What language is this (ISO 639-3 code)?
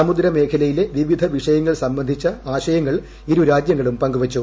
mal